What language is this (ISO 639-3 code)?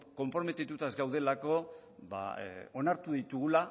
eus